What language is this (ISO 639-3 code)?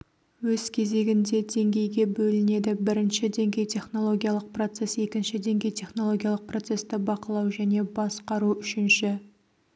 kaz